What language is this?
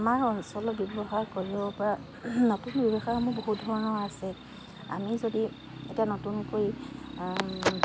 Assamese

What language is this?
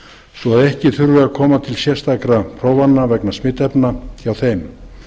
Icelandic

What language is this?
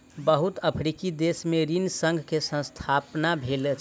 Maithili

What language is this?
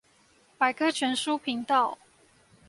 Chinese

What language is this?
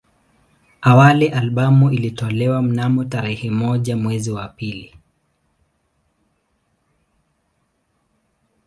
Swahili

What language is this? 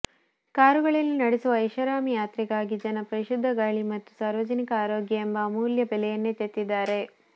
Kannada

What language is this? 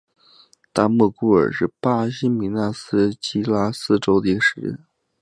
Chinese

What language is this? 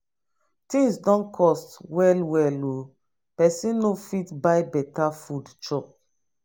Nigerian Pidgin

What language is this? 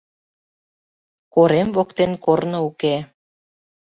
Mari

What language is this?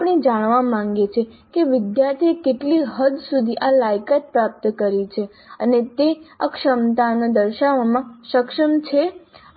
Gujarati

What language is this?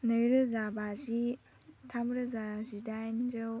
Bodo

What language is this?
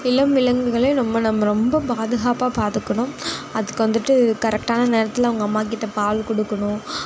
Tamil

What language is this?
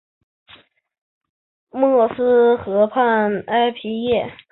Chinese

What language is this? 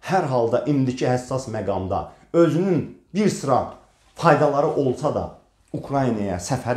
Turkish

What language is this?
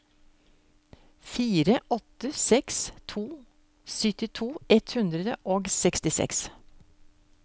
Norwegian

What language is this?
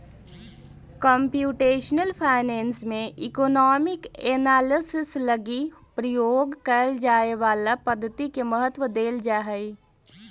Magahi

